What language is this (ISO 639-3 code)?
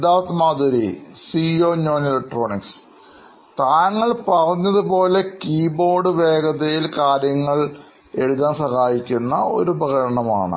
mal